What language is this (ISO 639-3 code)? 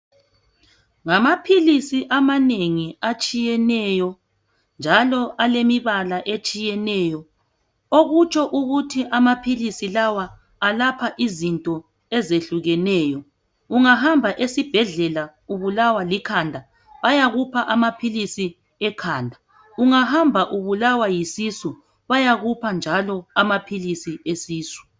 nde